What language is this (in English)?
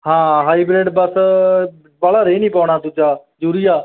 Punjabi